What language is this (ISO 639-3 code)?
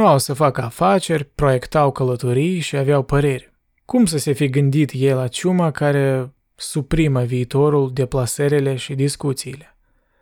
ron